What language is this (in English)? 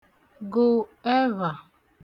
Igbo